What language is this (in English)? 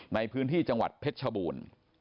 Thai